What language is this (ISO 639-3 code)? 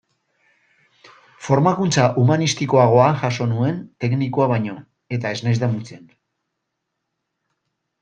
eus